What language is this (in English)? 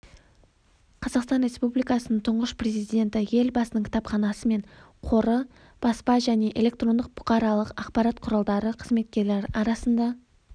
Kazakh